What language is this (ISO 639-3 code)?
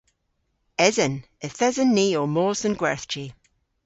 cor